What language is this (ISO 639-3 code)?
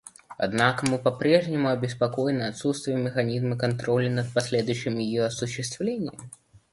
rus